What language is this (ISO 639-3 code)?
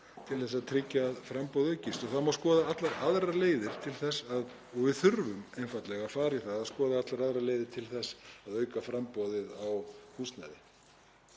isl